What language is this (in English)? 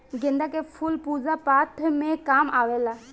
Bhojpuri